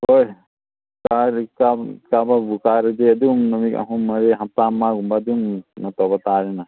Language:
Manipuri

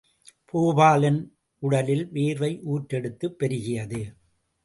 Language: Tamil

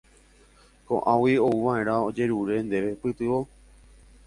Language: Guarani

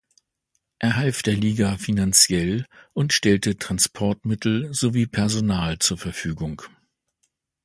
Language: German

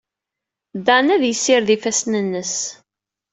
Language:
Kabyle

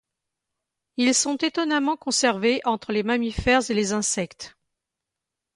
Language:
French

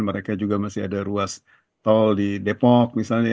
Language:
Indonesian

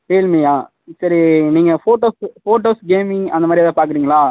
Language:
Tamil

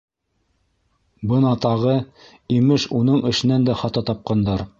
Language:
Bashkir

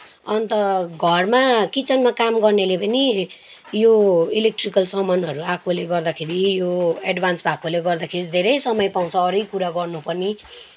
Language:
Nepali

